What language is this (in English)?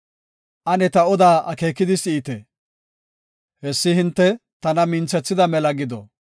Gofa